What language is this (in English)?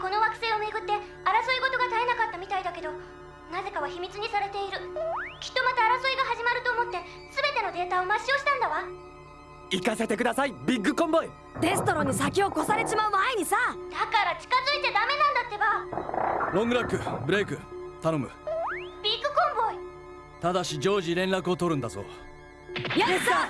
Japanese